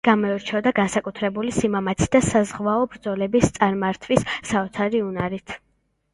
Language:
Georgian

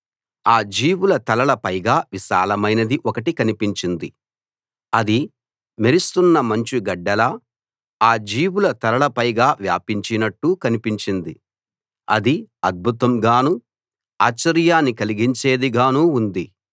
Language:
Telugu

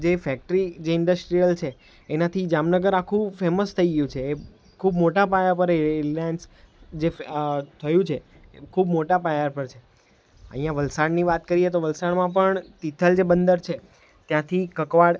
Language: Gujarati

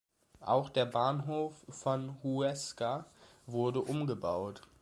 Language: German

